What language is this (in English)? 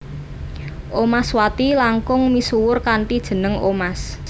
Javanese